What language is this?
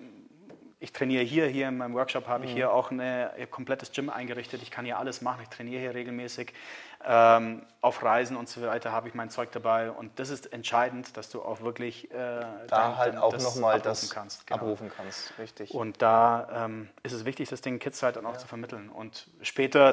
German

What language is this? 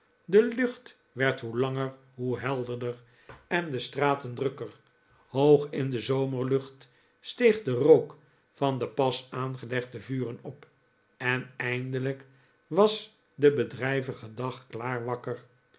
Dutch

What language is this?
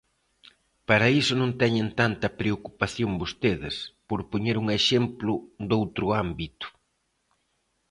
Galician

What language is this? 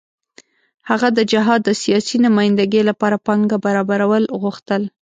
Pashto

